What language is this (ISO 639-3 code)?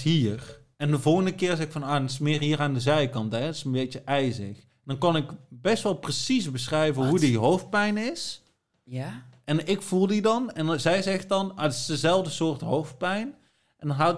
nld